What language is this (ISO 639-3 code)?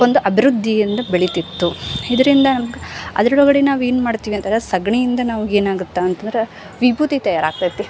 kan